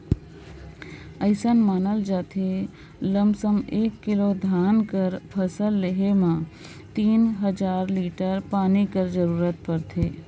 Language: Chhattisgarhi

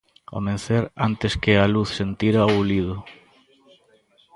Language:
Galician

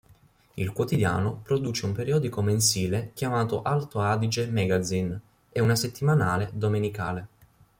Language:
Italian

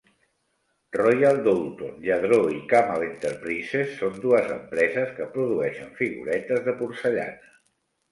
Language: Catalan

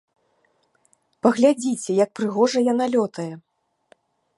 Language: Belarusian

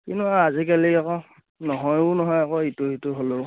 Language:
Assamese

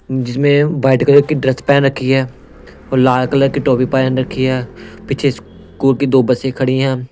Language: Hindi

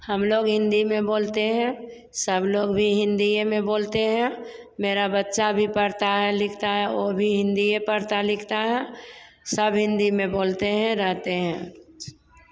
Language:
Hindi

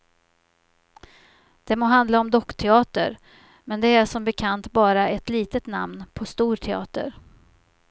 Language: Swedish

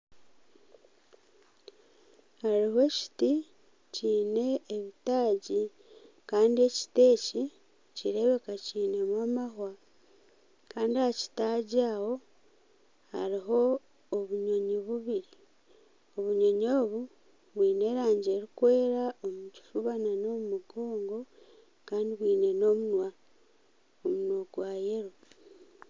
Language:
Nyankole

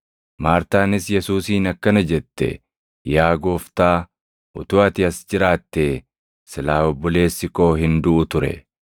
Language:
Oromo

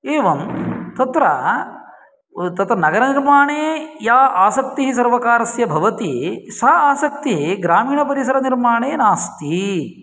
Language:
Sanskrit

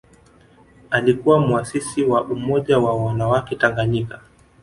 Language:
Swahili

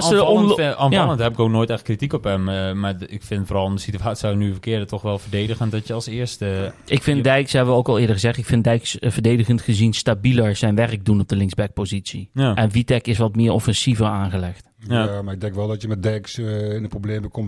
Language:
Dutch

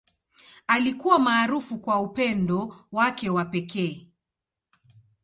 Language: Swahili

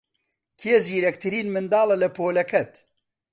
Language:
Central Kurdish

